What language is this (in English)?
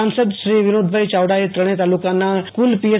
Gujarati